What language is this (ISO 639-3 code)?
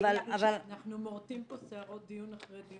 heb